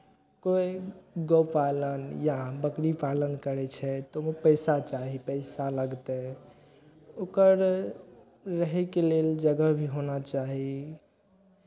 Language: Maithili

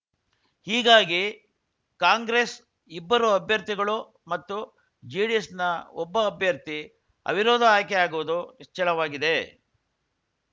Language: Kannada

